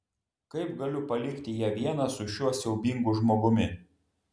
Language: Lithuanian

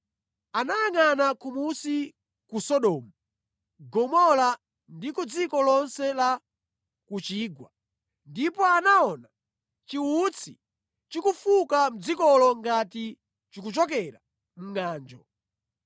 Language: Nyanja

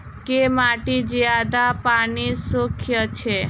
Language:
Maithili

